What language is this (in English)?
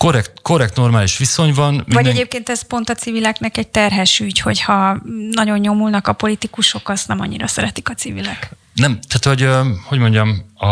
Hungarian